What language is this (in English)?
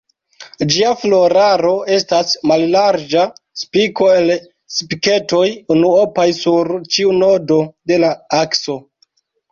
Esperanto